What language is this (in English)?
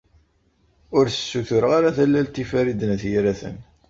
Kabyle